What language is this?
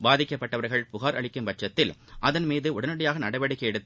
Tamil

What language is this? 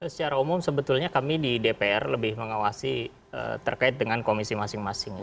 Indonesian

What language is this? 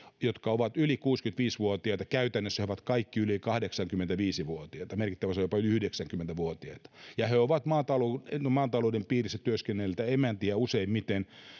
Finnish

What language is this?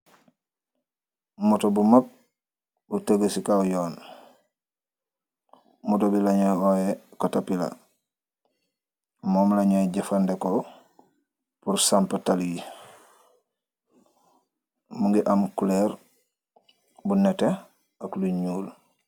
Wolof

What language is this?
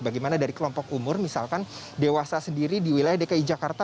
Indonesian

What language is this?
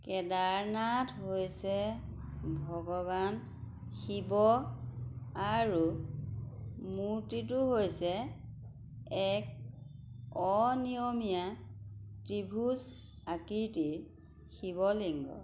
Assamese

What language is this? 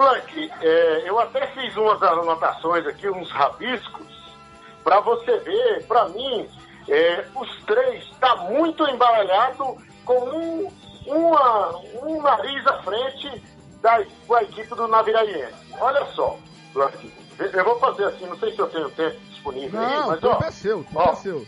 Portuguese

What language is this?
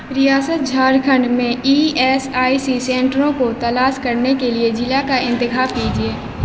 Urdu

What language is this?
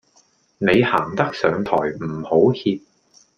Cantonese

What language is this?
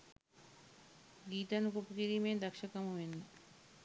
Sinhala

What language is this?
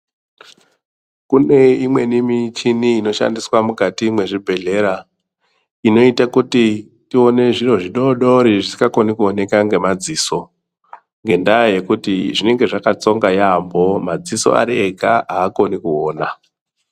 Ndau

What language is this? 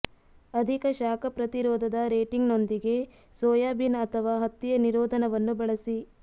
Kannada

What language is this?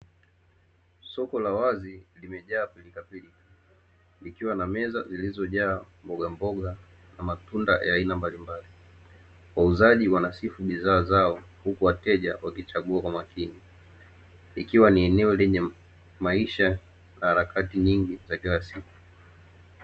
Swahili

